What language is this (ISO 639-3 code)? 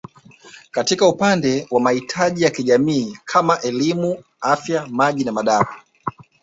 swa